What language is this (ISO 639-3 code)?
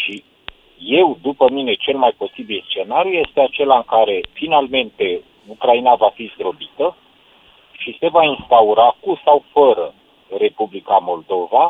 ron